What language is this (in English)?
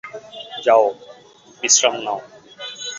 Bangla